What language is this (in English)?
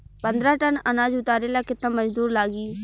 Bhojpuri